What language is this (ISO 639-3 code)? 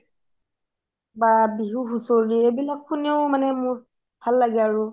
asm